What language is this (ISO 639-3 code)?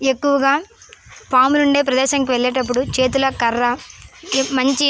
tel